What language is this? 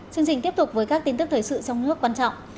Vietnamese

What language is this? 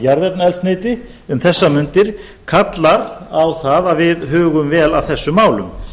Icelandic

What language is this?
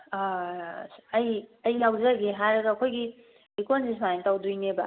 Manipuri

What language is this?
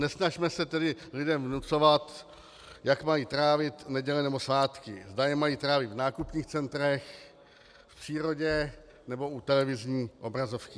Czech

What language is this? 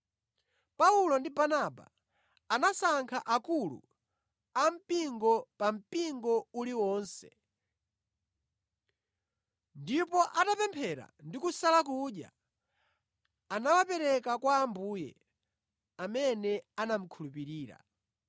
Nyanja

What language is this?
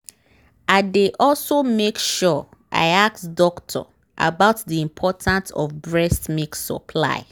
Nigerian Pidgin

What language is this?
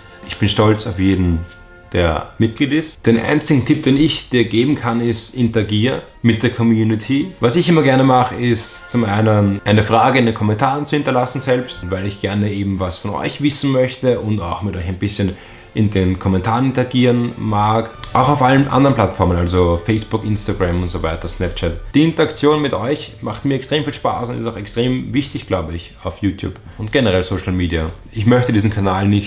German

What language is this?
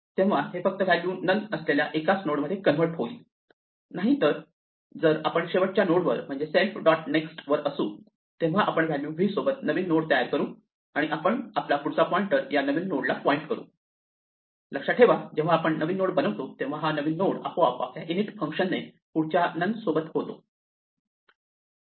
Marathi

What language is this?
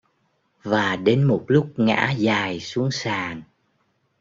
Vietnamese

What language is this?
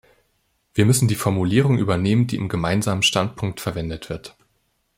German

